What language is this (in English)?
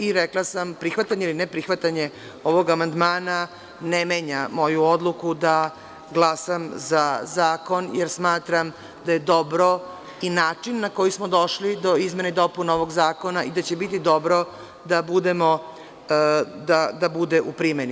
Serbian